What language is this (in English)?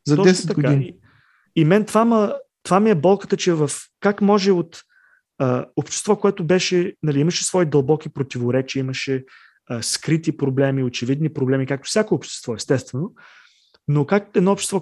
Bulgarian